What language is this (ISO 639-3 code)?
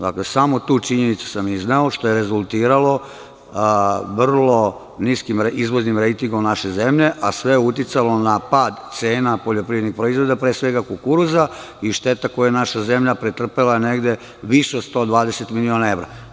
srp